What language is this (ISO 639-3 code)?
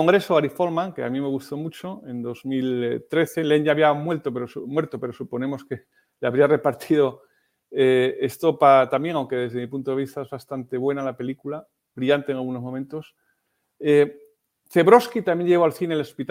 spa